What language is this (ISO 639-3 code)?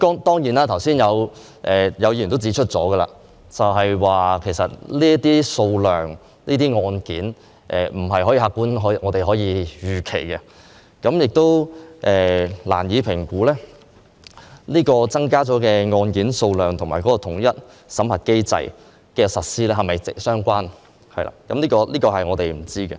yue